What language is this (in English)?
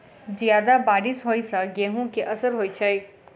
Maithili